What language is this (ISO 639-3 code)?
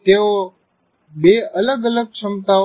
guj